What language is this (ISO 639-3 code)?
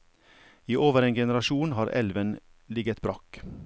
nor